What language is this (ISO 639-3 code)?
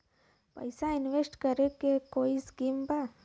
bho